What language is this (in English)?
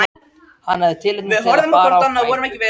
Icelandic